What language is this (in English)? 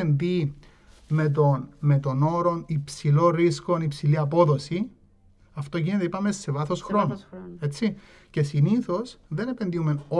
Greek